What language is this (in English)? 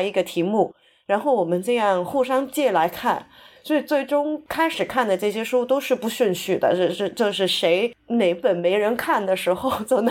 Chinese